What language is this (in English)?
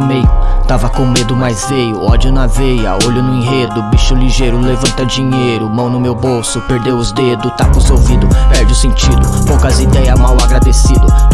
Portuguese